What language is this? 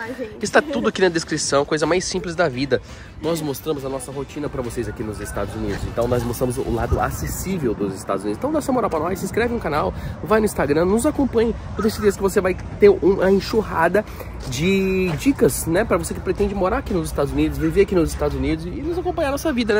Portuguese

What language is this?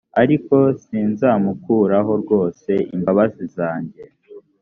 Kinyarwanda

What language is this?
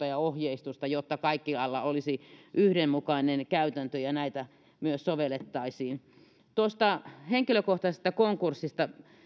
Finnish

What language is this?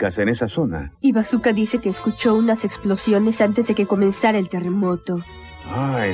Spanish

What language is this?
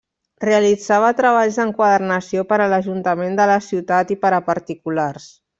Catalan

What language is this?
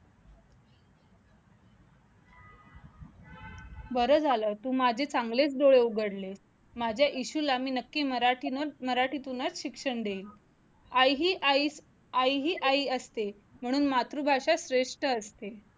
Marathi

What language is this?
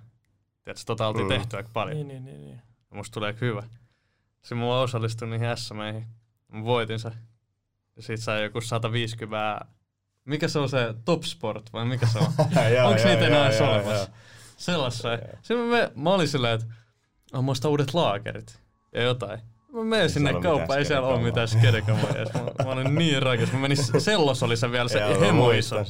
Finnish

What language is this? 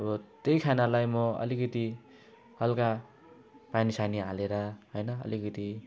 Nepali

